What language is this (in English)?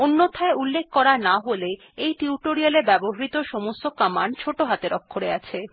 Bangla